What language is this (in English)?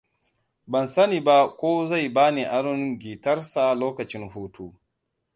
Hausa